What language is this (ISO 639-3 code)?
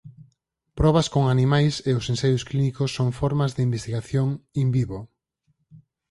glg